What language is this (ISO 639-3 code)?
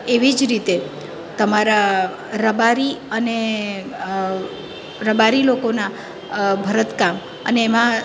guj